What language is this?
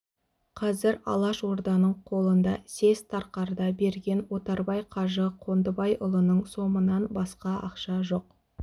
Kazakh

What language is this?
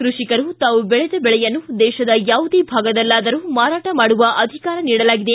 Kannada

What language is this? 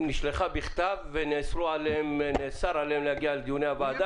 Hebrew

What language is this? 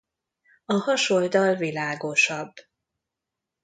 Hungarian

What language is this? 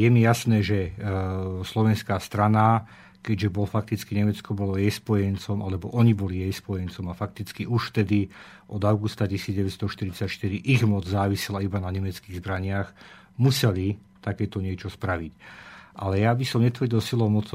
Slovak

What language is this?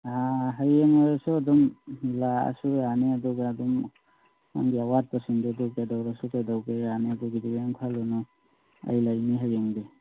Manipuri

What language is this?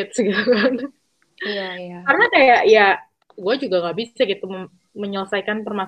Indonesian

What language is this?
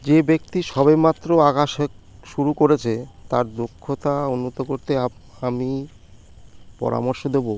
Bangla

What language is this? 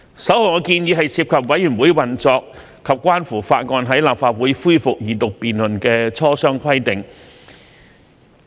Cantonese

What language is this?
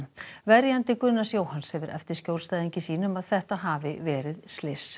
Icelandic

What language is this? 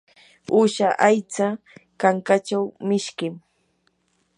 Yanahuanca Pasco Quechua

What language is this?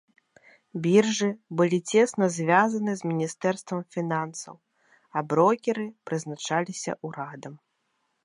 Belarusian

